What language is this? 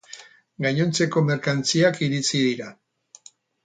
Basque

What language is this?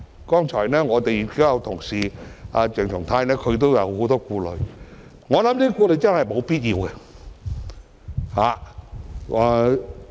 Cantonese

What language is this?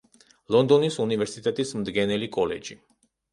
Georgian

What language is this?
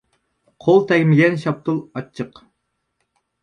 Uyghur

